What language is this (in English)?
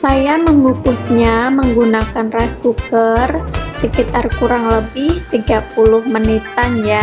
Indonesian